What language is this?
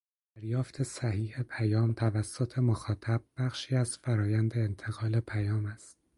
Persian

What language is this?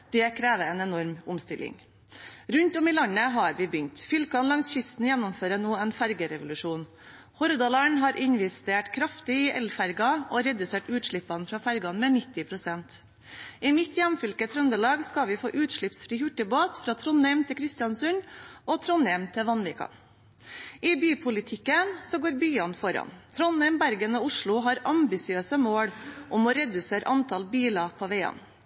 Norwegian Bokmål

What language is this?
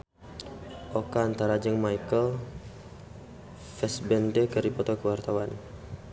Sundanese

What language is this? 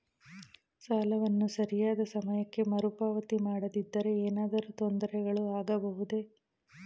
Kannada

